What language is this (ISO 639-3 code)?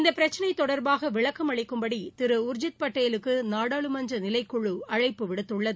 tam